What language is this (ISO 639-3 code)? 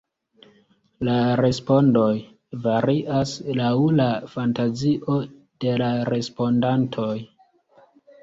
epo